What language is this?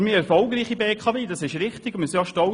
Swiss German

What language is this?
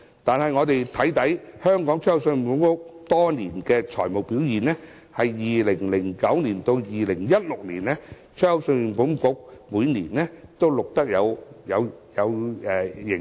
Cantonese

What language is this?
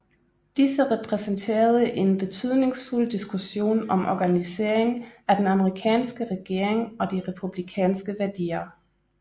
Danish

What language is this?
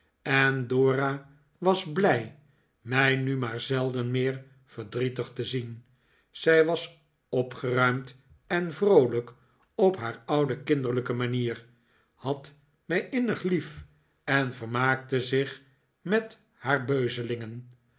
Dutch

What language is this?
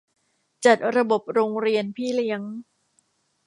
Thai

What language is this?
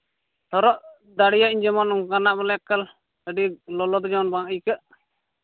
Santali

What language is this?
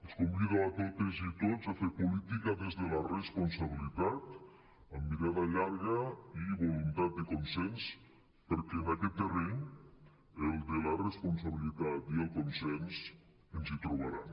Catalan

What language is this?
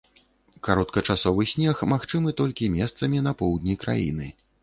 Belarusian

